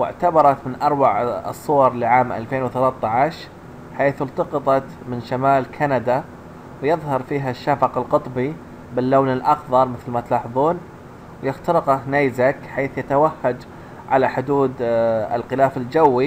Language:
Arabic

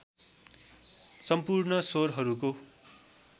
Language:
Nepali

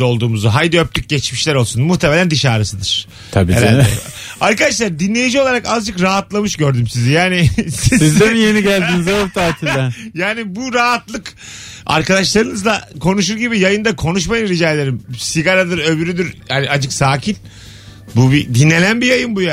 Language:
Turkish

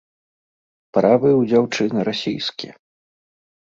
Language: Belarusian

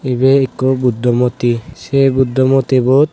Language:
Chakma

